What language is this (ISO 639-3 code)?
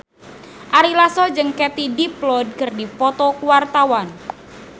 sun